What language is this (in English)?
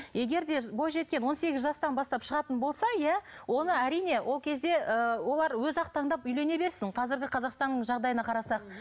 Kazakh